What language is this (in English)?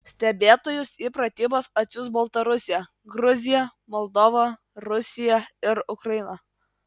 Lithuanian